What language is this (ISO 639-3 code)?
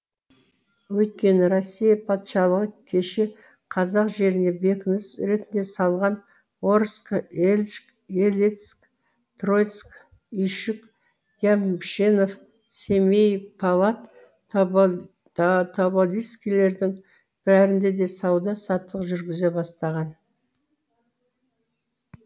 kaz